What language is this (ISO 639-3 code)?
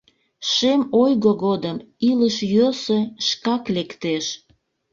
chm